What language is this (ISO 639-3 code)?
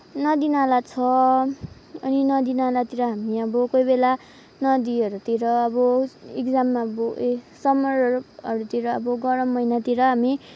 nep